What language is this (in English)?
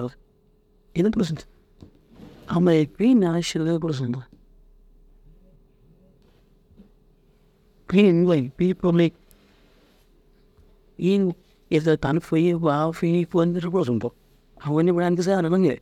Dazaga